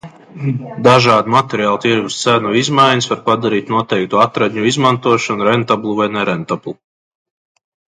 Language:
Latvian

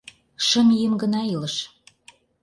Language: Mari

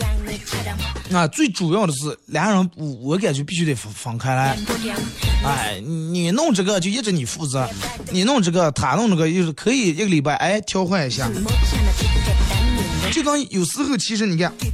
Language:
Chinese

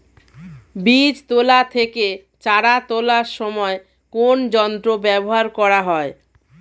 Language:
Bangla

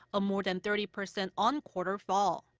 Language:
English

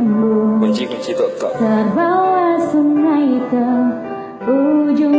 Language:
Indonesian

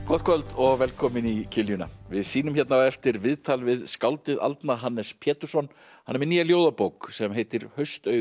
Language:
Icelandic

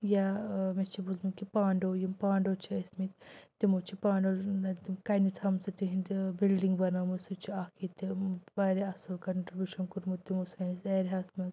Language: Kashmiri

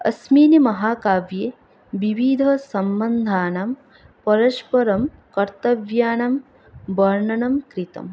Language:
Sanskrit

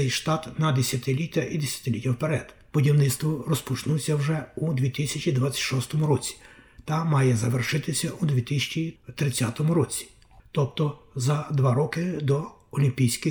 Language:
Ukrainian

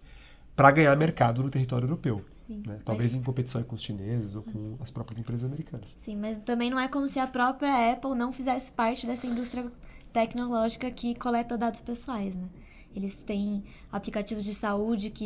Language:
Portuguese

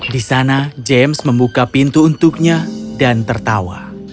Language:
Indonesian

